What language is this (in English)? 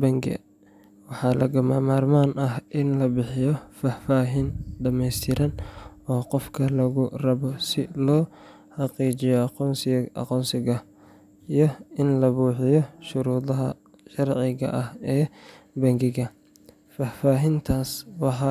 Somali